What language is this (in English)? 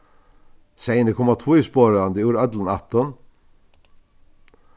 Faroese